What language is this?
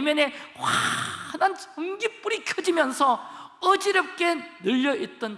Korean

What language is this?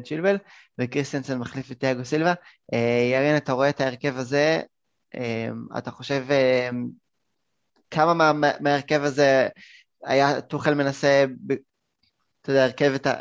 Hebrew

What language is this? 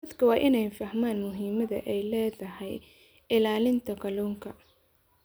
Somali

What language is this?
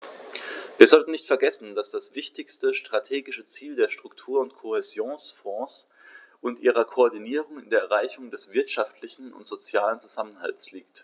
German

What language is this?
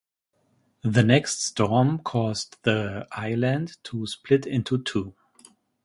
English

